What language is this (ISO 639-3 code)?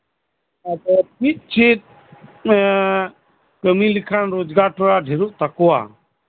sat